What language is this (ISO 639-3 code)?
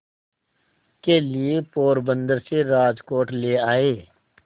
hin